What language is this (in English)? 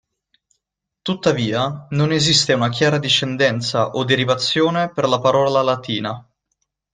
Italian